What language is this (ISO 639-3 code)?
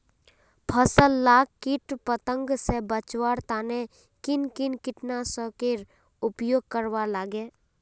mag